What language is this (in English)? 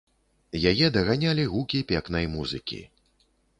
Belarusian